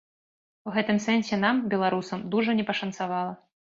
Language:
Belarusian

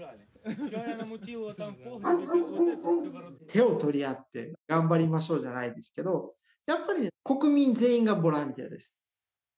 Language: Japanese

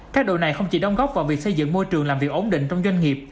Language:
Vietnamese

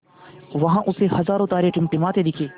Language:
Hindi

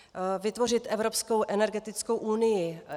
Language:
Czech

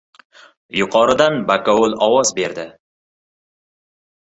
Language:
Uzbek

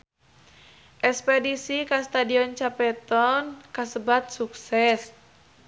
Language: Sundanese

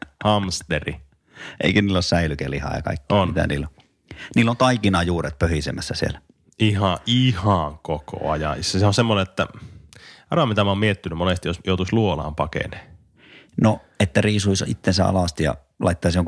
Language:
Finnish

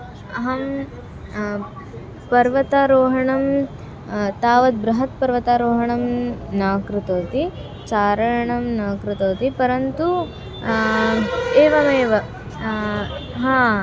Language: Sanskrit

